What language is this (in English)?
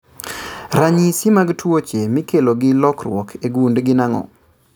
Luo (Kenya and Tanzania)